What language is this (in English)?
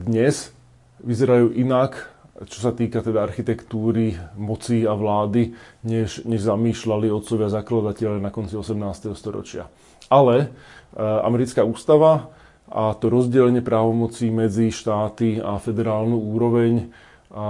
Slovak